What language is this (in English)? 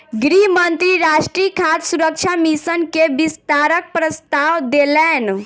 Maithili